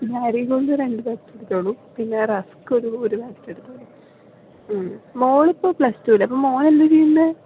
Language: Malayalam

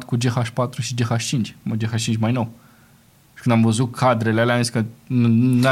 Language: Romanian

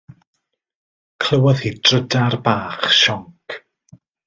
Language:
Welsh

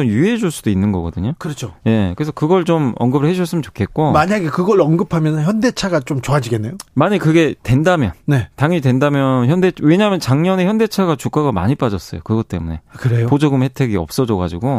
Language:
Korean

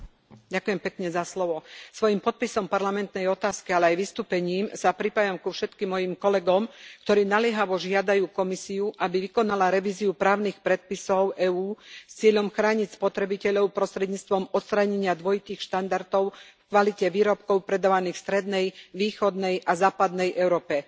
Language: Slovak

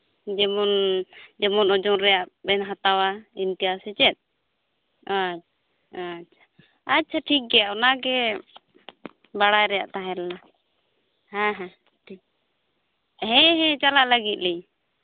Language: Santali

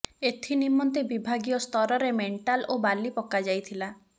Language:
Odia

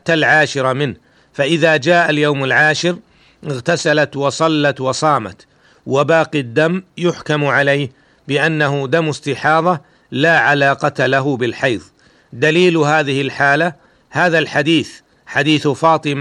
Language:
Arabic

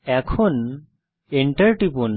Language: Bangla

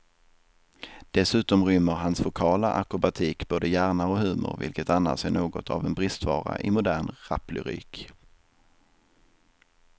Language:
Swedish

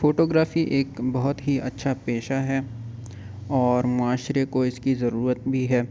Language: Urdu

